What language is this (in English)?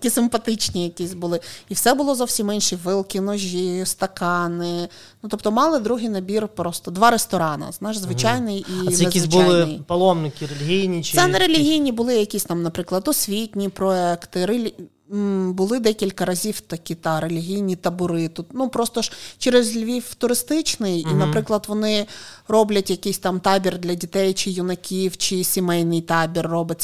Ukrainian